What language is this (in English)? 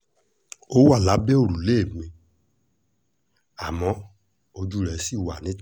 Yoruba